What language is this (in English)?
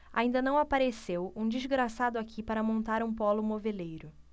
Portuguese